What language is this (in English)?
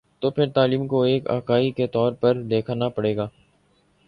Urdu